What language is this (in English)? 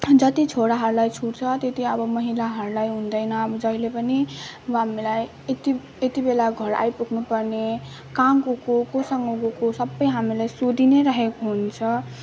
Nepali